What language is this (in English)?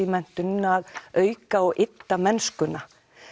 Icelandic